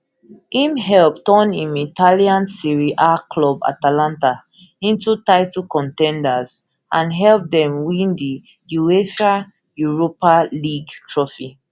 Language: Nigerian Pidgin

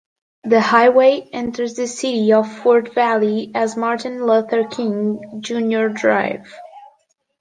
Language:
English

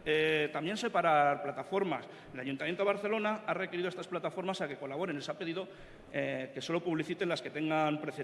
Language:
Spanish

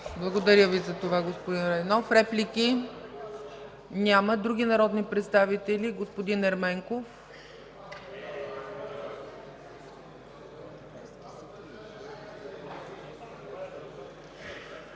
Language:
Bulgarian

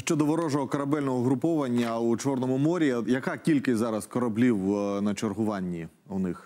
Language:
Ukrainian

